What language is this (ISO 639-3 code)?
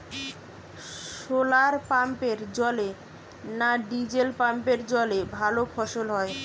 ben